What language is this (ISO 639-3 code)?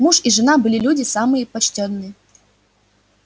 rus